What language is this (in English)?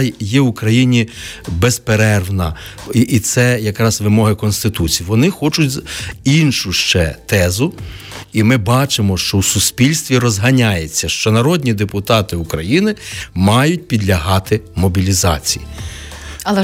Ukrainian